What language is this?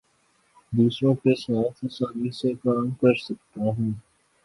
Urdu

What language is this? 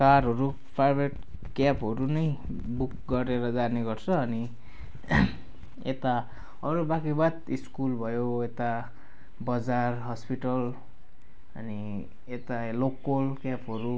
Nepali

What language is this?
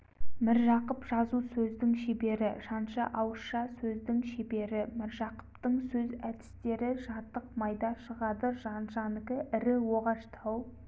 Kazakh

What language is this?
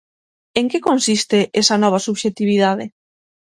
Galician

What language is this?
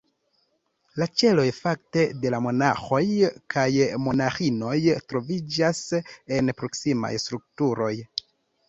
Esperanto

